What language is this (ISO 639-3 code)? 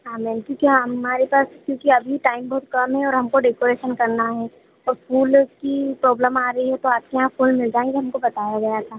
hin